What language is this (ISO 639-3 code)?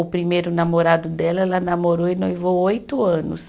por